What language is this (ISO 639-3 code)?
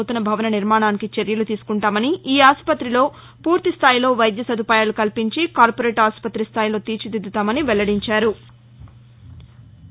tel